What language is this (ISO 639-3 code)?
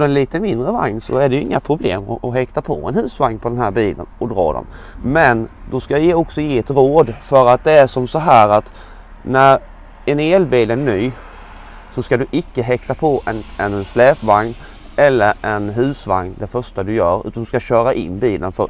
swe